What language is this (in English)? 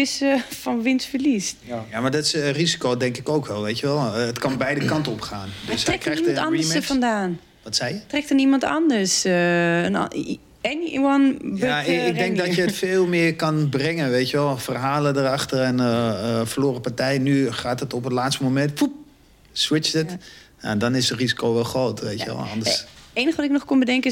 Dutch